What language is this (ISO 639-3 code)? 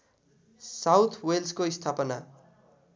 nep